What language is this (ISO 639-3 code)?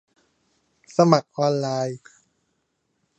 tha